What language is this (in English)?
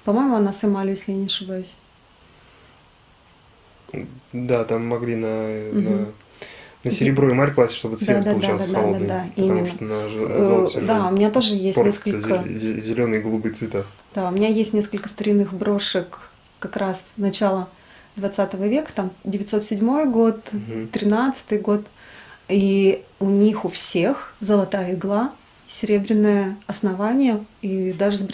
Russian